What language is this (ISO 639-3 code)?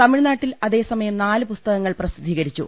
mal